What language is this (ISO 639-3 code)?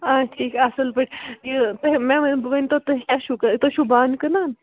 kas